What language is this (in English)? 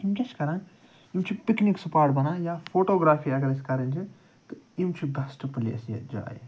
Kashmiri